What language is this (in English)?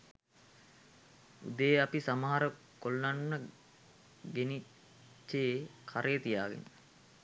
Sinhala